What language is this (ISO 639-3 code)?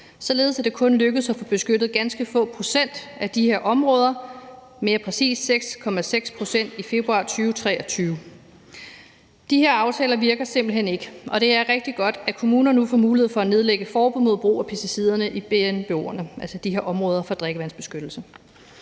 dan